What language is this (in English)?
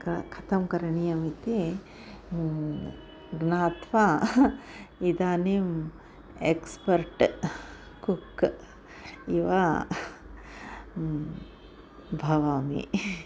Sanskrit